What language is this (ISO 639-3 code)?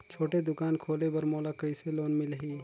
hne